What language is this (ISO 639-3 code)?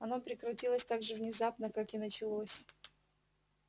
rus